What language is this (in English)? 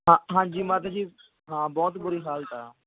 Punjabi